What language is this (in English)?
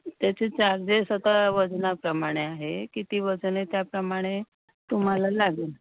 Marathi